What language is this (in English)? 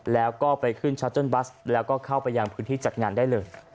Thai